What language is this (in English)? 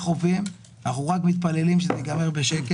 Hebrew